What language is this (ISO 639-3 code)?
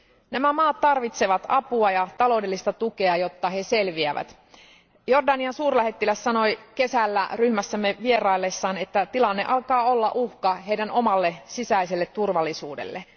fin